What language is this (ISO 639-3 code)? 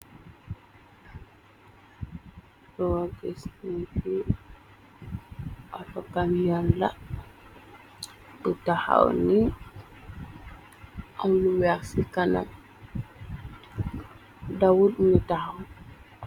wol